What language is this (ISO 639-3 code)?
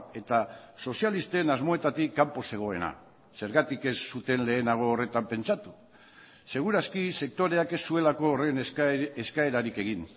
eus